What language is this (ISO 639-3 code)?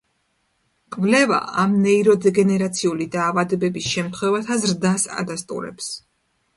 kat